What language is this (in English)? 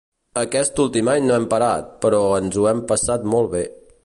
Catalan